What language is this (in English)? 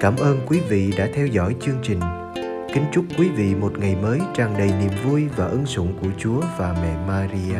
Vietnamese